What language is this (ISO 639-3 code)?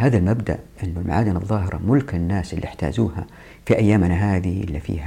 ara